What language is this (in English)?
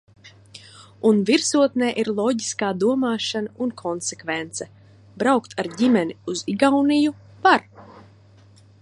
Latvian